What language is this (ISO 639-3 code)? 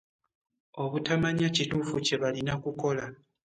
lug